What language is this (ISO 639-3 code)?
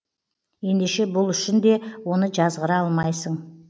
kaz